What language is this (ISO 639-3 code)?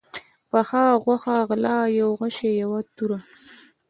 pus